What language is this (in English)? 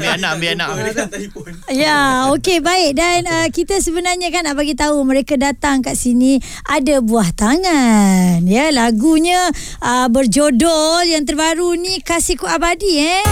Malay